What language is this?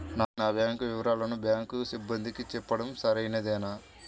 Telugu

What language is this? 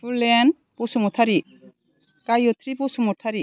Bodo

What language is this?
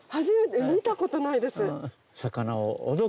Japanese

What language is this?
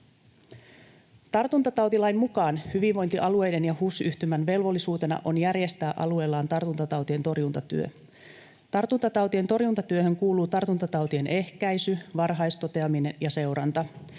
Finnish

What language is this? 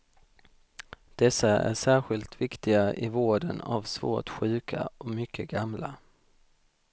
Swedish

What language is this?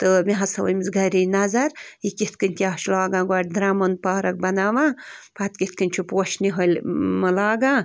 Kashmiri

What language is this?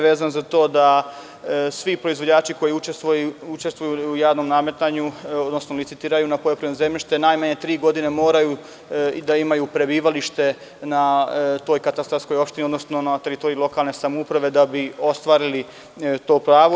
Serbian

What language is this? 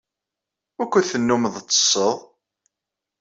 Kabyle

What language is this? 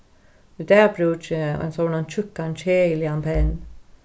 Faroese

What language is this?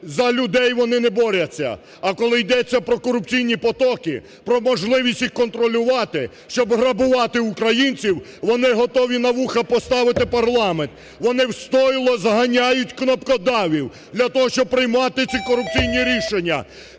Ukrainian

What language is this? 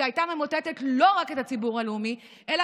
Hebrew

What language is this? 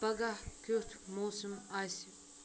Kashmiri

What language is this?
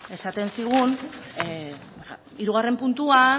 Basque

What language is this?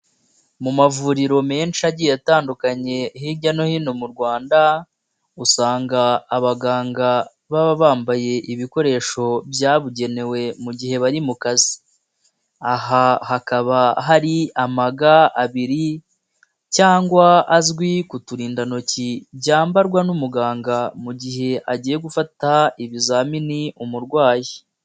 Kinyarwanda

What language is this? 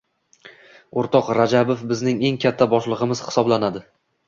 Uzbek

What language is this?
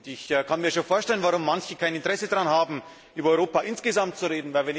German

